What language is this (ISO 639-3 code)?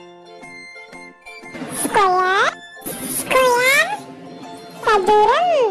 tha